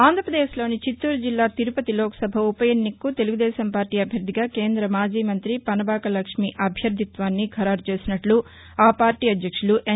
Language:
Telugu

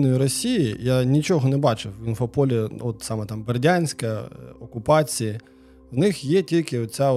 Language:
Ukrainian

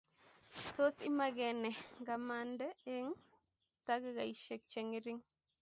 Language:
Kalenjin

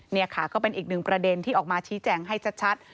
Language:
Thai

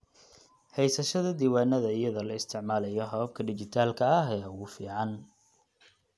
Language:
Somali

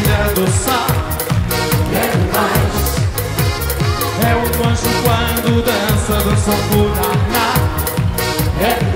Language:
Portuguese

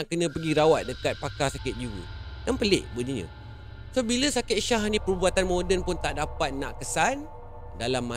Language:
Malay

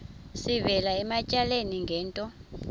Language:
Xhosa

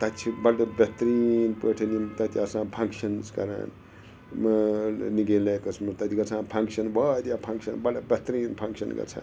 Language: Kashmiri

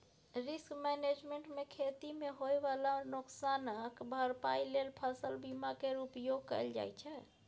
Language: Maithili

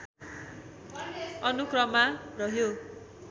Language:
Nepali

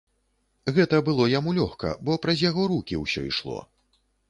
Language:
Belarusian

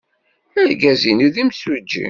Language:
Kabyle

